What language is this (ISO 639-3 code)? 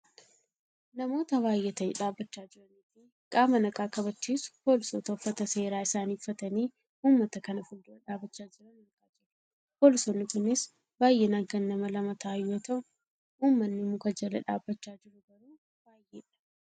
orm